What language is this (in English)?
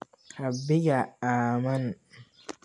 Somali